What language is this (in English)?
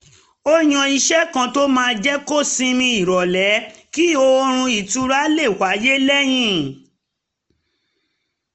Yoruba